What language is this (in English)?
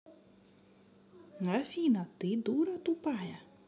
Russian